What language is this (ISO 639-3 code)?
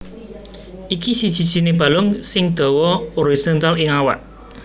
jav